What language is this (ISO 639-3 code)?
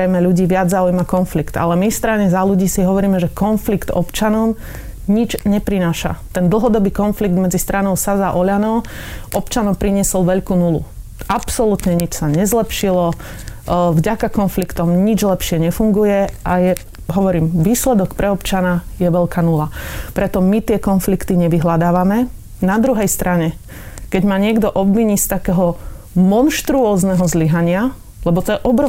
slk